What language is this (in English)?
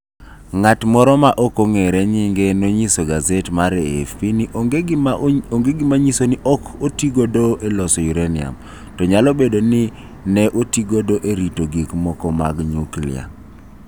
Luo (Kenya and Tanzania)